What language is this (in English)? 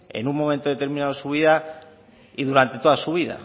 Spanish